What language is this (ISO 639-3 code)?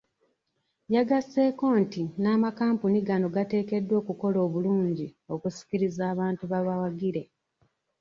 lug